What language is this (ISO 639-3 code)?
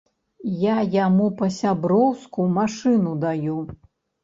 bel